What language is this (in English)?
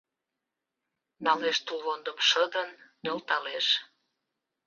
Mari